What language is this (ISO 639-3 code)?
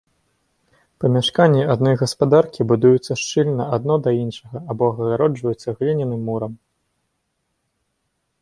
bel